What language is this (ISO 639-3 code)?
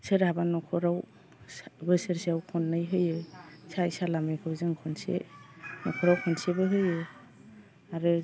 brx